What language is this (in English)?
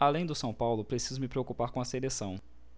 Portuguese